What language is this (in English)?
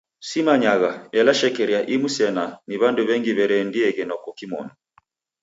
Taita